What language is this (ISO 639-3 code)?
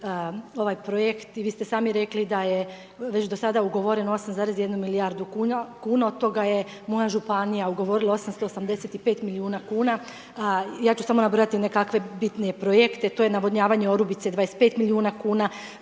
hrv